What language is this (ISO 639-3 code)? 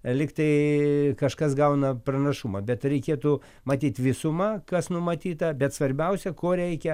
lit